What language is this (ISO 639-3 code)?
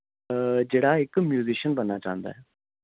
doi